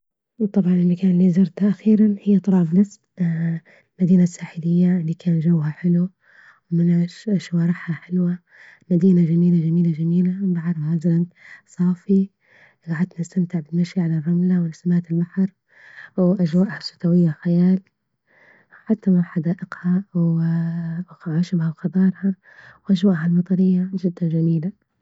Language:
Libyan Arabic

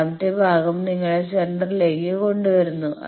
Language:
Malayalam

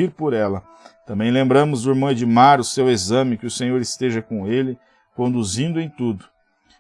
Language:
Portuguese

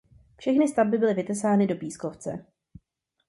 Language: Czech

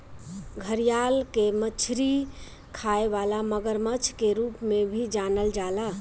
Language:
Bhojpuri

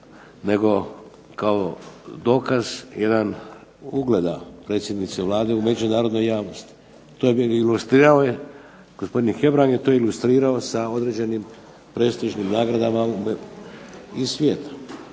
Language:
Croatian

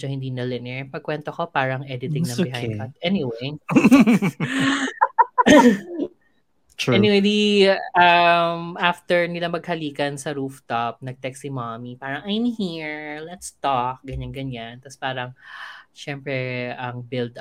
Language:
Filipino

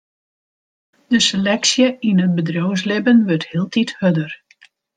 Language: Western Frisian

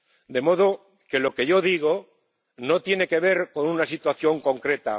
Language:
Spanish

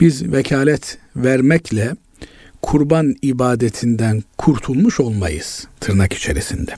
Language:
Turkish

